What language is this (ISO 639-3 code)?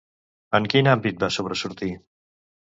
cat